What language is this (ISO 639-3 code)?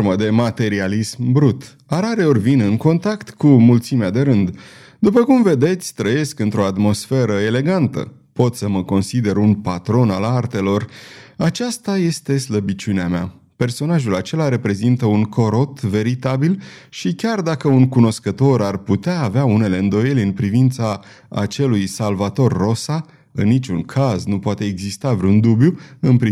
ron